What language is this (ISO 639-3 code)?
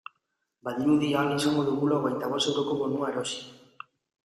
eus